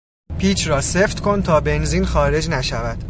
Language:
Persian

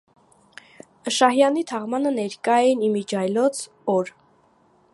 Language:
Armenian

